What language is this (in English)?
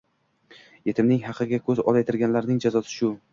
Uzbek